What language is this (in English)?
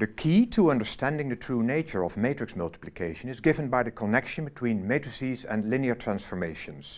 English